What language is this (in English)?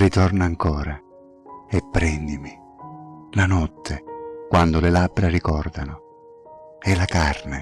Italian